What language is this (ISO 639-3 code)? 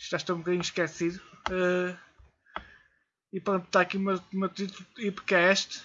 por